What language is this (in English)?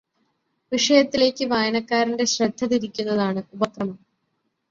Malayalam